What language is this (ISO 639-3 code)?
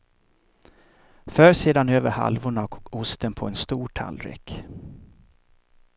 swe